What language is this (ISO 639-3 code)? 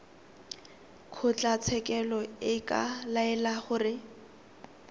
tsn